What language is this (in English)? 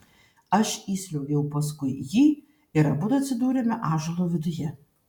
Lithuanian